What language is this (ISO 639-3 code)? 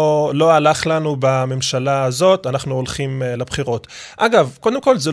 heb